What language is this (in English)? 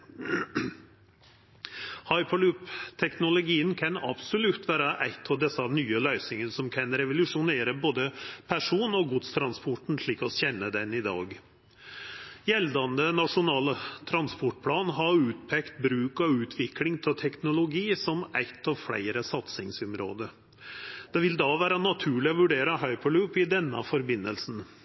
Norwegian Nynorsk